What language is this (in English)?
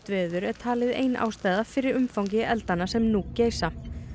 Icelandic